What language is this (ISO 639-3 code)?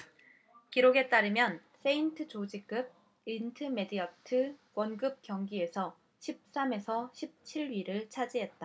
kor